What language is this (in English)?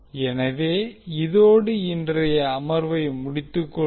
Tamil